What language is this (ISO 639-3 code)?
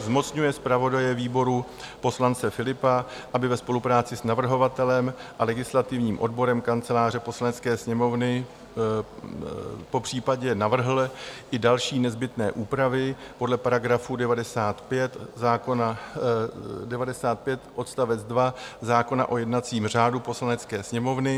ces